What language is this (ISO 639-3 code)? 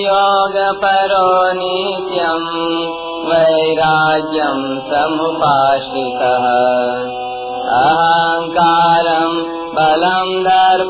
hin